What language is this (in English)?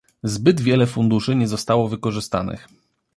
Polish